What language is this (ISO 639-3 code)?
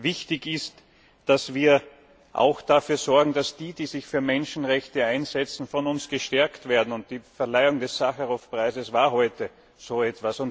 deu